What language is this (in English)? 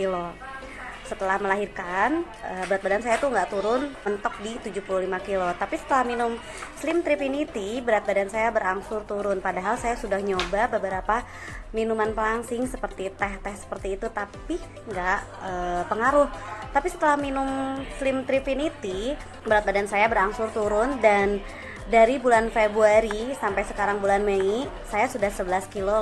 Indonesian